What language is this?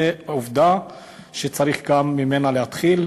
Hebrew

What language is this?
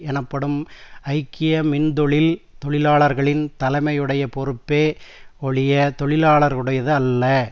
Tamil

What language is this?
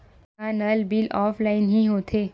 Chhattisgarhi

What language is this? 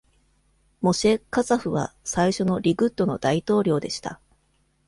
Japanese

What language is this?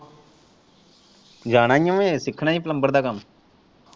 Punjabi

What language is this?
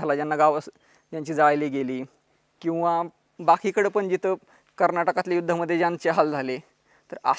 Indonesian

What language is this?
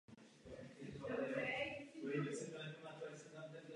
Czech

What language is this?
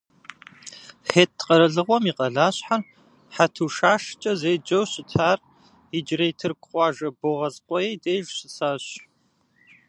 Kabardian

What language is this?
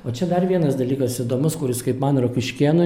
Lithuanian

